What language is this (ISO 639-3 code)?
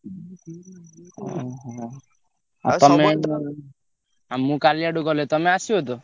ori